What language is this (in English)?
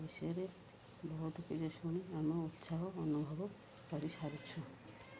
Odia